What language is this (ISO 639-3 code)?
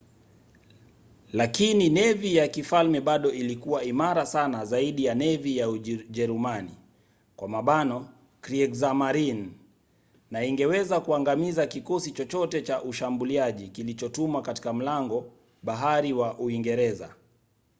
swa